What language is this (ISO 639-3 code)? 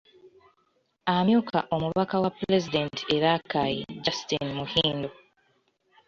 lug